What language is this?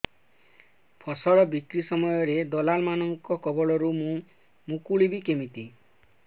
Odia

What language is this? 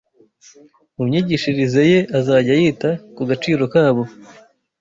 Kinyarwanda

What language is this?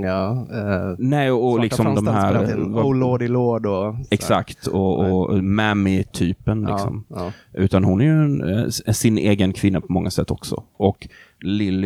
Swedish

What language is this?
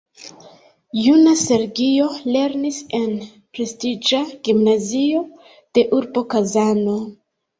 Esperanto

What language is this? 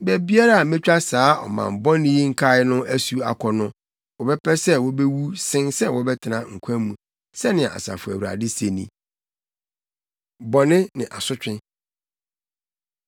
Akan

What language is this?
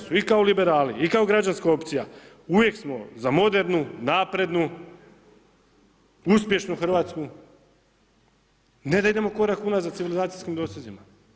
Croatian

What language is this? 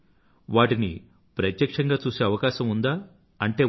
Telugu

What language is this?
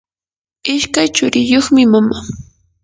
Yanahuanca Pasco Quechua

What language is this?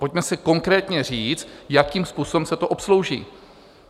Czech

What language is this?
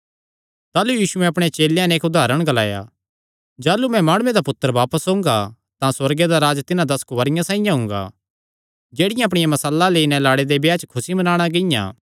Kangri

